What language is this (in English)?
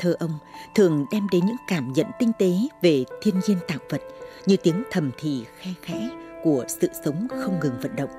Vietnamese